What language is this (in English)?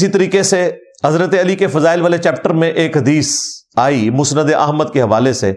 Urdu